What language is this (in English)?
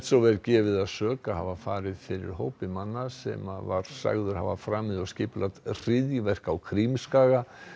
Icelandic